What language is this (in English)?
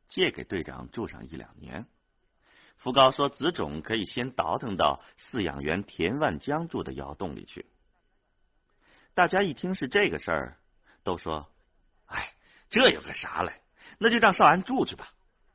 Chinese